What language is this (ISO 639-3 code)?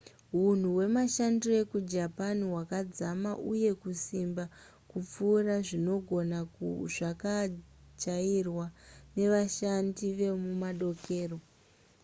sna